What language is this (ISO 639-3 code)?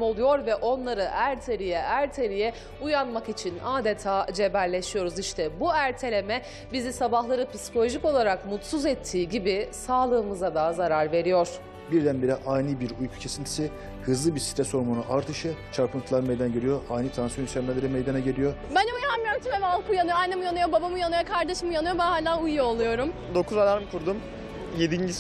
tur